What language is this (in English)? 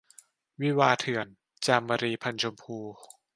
Thai